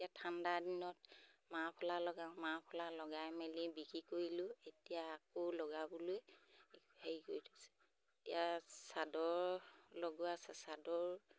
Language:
Assamese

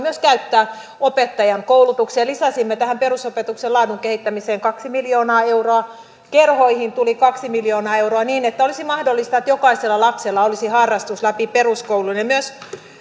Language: Finnish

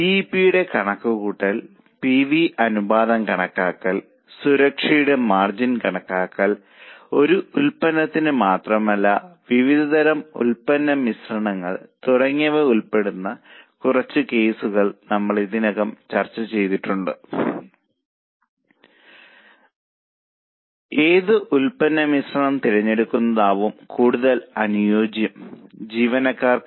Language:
Malayalam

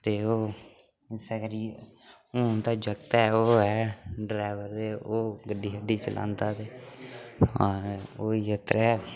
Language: Dogri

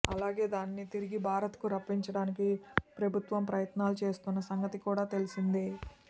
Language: Telugu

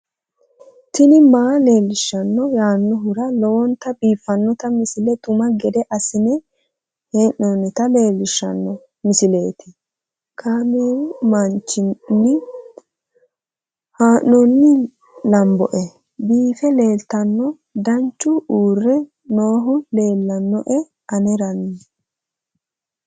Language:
Sidamo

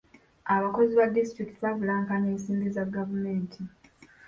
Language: Ganda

